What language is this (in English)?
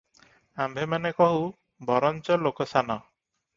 Odia